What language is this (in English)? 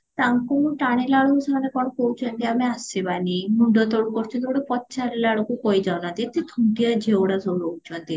Odia